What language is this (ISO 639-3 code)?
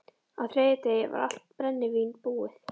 isl